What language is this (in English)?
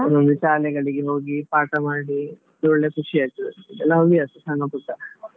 Kannada